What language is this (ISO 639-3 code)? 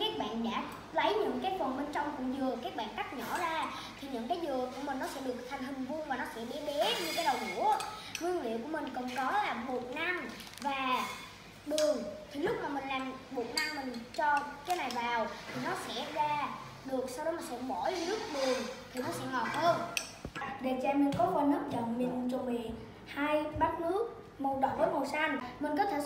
vie